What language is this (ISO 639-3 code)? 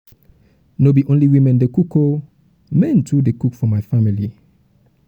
pcm